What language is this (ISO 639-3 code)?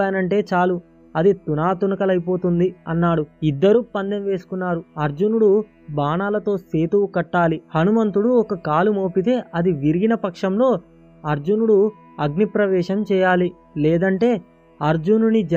tel